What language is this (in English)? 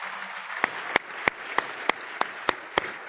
Italian